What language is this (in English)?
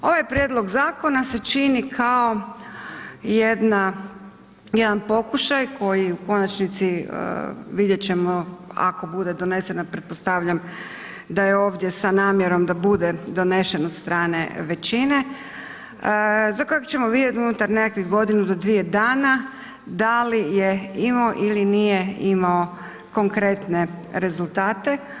Croatian